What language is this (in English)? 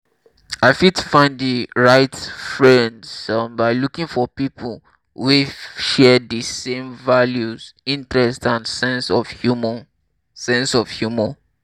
Nigerian Pidgin